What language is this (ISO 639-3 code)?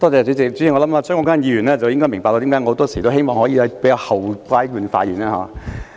yue